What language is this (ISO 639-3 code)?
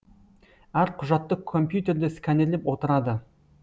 kaz